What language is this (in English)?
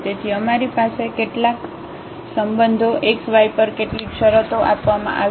Gujarati